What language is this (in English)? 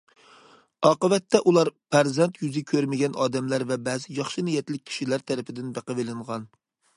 Uyghur